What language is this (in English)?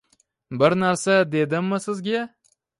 Uzbek